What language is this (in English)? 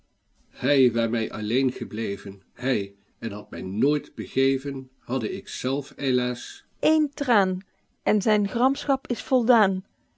Dutch